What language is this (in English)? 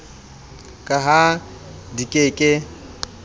Southern Sotho